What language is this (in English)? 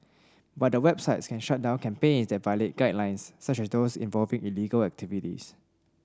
English